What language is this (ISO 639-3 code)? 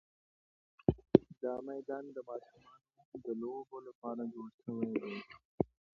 pus